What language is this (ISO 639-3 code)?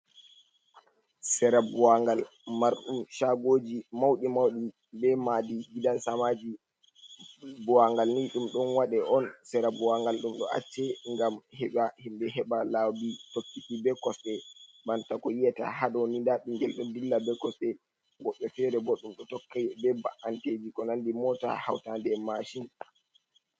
ful